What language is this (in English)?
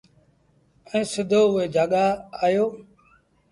Sindhi Bhil